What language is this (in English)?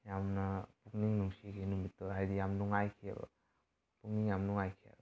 Manipuri